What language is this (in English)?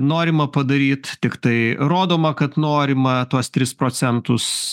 Lithuanian